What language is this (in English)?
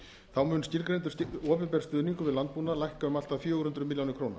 Icelandic